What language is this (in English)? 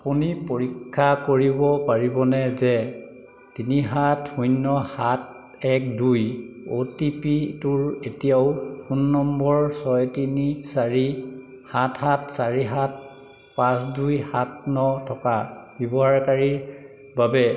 Assamese